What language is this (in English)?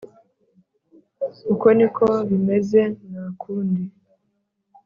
Kinyarwanda